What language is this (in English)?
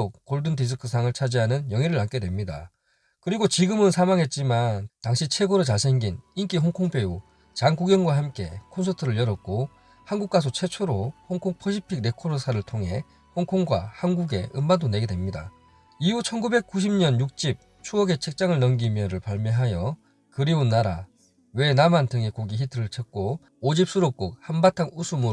Korean